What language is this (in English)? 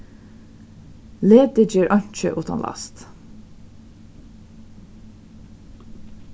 Faroese